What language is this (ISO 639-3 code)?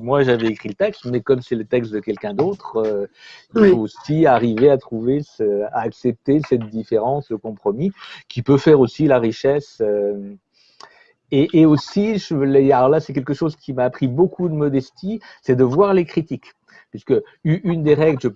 fra